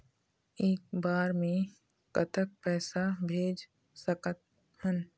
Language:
Chhattisgarhi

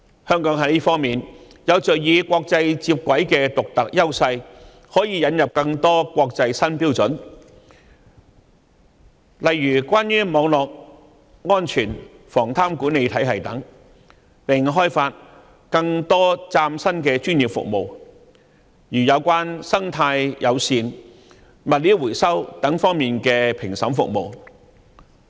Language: Cantonese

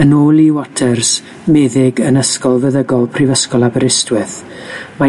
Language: Welsh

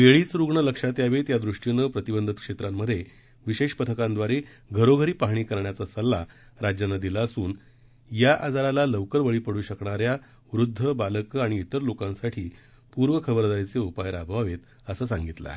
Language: Marathi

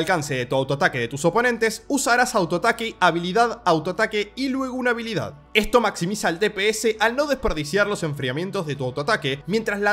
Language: Spanish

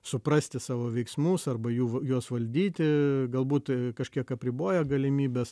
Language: Lithuanian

